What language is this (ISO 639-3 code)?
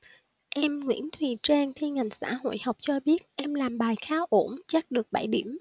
vie